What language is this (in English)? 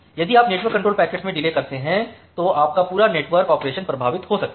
Hindi